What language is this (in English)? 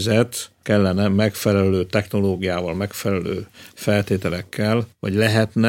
Hungarian